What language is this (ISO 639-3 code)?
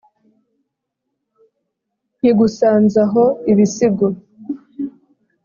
kin